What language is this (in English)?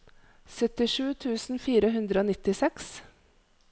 Norwegian